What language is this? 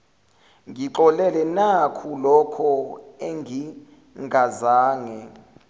Zulu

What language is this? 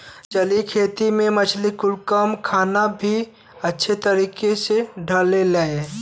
Bhojpuri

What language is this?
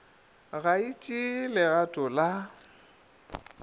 Northern Sotho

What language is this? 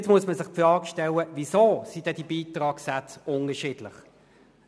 Swiss German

